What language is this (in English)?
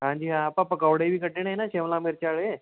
Punjabi